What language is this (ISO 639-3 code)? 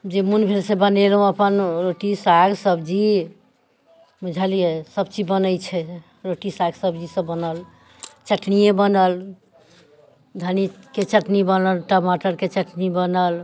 mai